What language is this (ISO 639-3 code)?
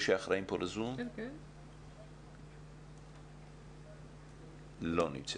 heb